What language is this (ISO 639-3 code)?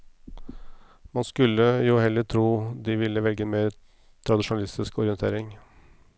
nor